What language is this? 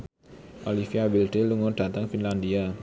Javanese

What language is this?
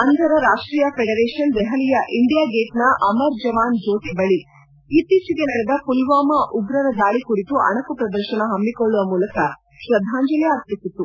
Kannada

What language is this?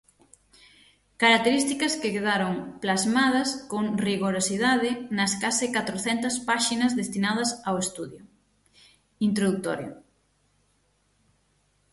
Galician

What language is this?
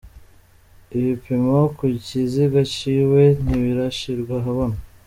Kinyarwanda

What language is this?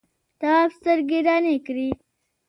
Pashto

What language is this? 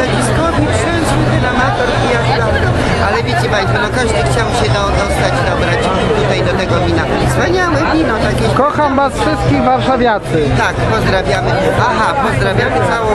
Polish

